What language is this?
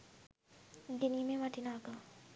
Sinhala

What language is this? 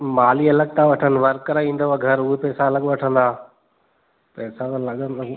Sindhi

